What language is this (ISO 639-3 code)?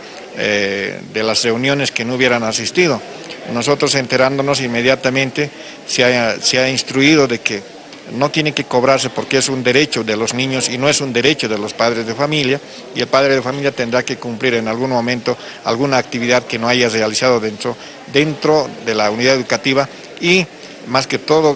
spa